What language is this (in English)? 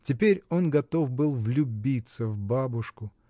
Russian